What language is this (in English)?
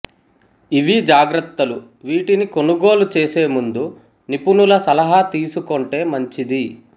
Telugu